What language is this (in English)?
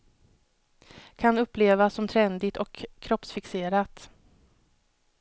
Swedish